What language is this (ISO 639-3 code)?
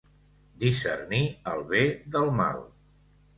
cat